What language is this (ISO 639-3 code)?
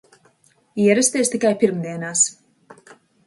lav